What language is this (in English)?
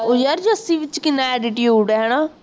Punjabi